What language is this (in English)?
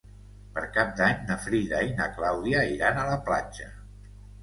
Catalan